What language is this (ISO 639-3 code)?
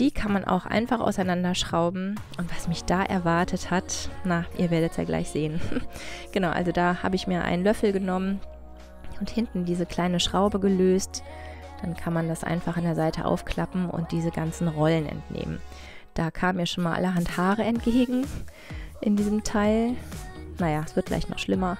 deu